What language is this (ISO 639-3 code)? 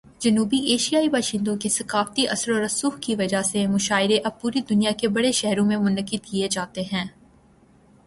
urd